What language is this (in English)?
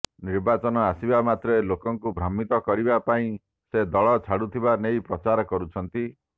Odia